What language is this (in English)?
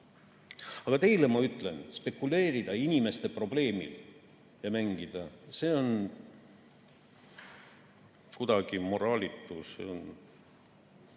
Estonian